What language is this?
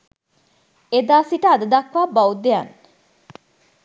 Sinhala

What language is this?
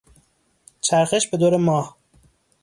Persian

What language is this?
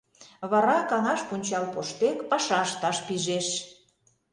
Mari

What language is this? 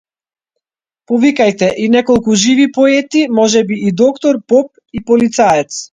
Macedonian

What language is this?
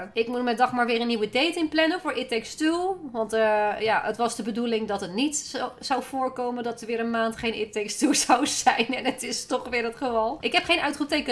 Dutch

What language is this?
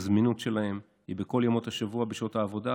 Hebrew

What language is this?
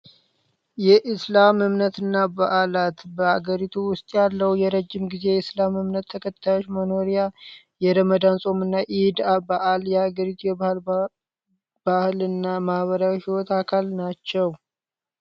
Amharic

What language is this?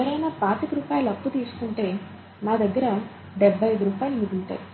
Telugu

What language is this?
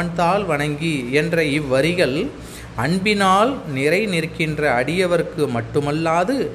Tamil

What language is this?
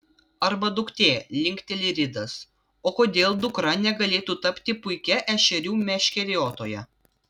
Lithuanian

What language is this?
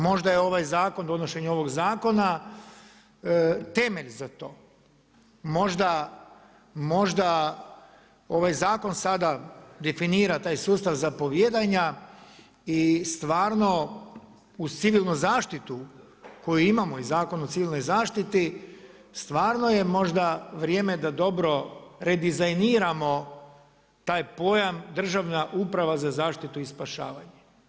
Croatian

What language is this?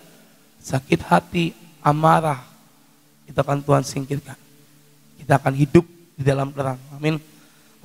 Indonesian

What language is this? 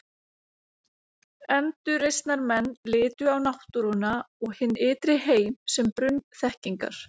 Icelandic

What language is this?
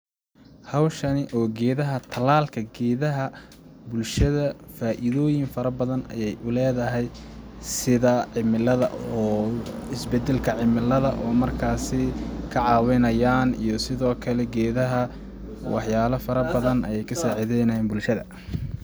Somali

